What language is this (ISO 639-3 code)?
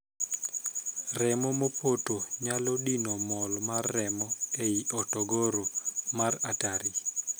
luo